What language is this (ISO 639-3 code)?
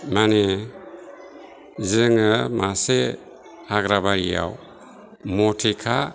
brx